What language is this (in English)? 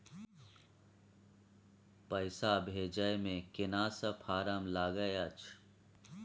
Maithili